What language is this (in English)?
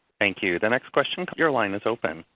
English